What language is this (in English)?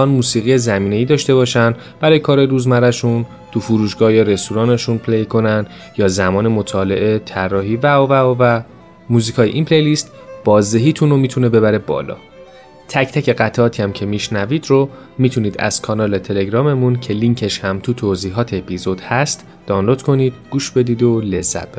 Persian